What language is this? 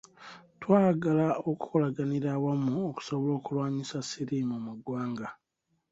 Ganda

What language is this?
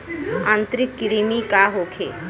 Bhojpuri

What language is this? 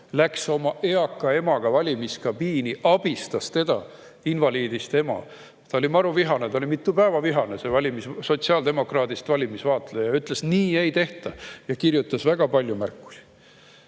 Estonian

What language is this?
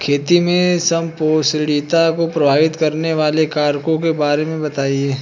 Hindi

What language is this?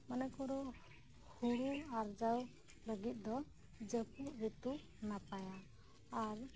Santali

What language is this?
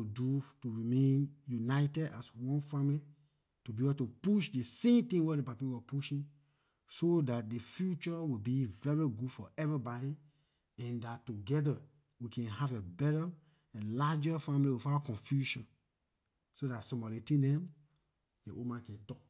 Liberian English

